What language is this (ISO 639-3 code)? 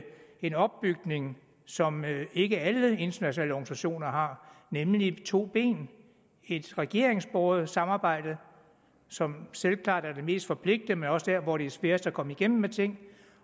dan